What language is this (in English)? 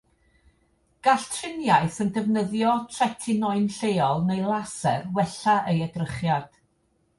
Welsh